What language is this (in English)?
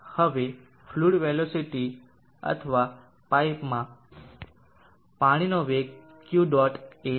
Gujarati